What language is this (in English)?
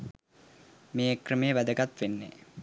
Sinhala